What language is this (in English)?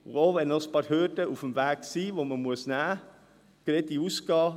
Swiss German